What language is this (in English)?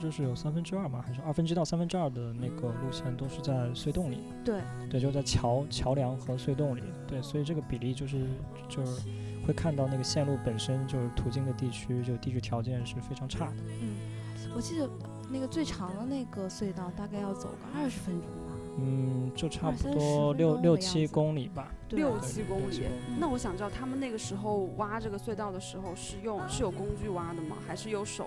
Chinese